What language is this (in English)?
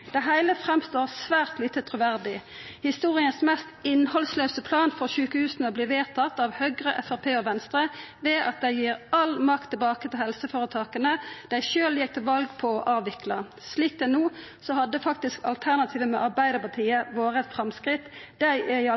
Norwegian Nynorsk